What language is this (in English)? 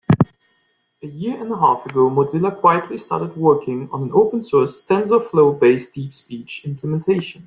English